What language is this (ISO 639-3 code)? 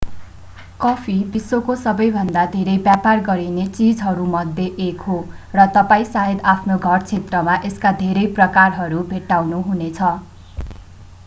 nep